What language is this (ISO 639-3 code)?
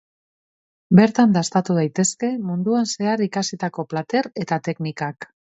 eus